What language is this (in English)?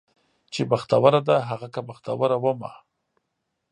Pashto